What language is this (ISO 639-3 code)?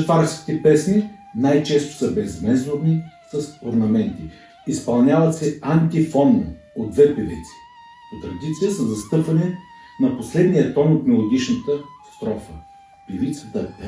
bul